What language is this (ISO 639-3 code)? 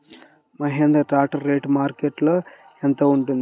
tel